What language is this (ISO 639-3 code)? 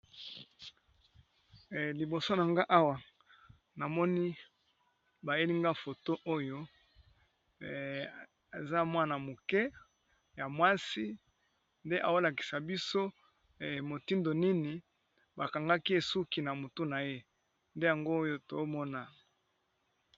lin